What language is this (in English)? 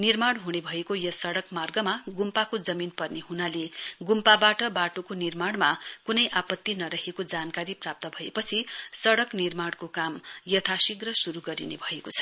Nepali